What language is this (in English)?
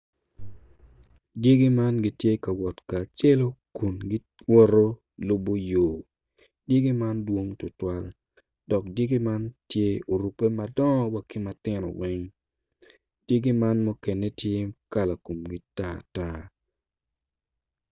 Acoli